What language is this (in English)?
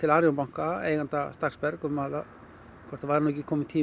Icelandic